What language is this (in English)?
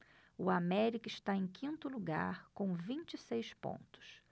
Portuguese